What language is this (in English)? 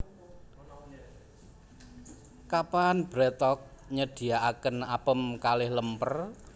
Javanese